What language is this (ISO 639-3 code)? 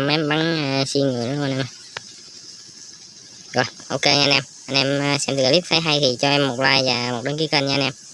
vie